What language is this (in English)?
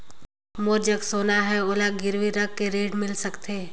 Chhattisgarhi